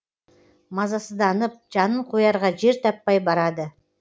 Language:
Kazakh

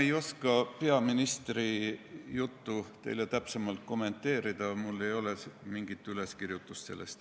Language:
Estonian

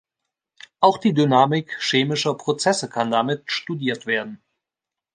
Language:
German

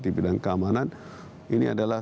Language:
Indonesian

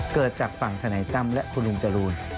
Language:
Thai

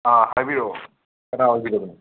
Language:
Manipuri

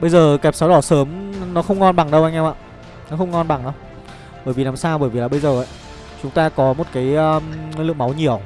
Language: Vietnamese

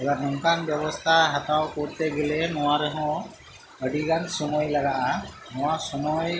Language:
Santali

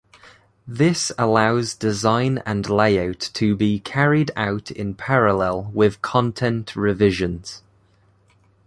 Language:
English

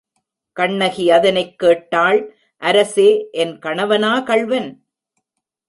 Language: Tamil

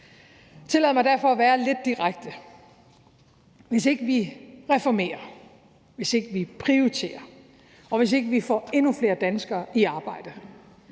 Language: Danish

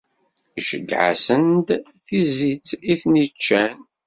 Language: Kabyle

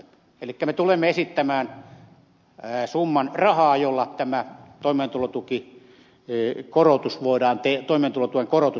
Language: Finnish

